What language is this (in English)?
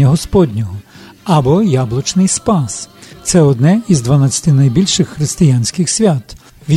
Ukrainian